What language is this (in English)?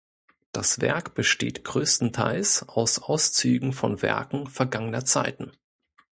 German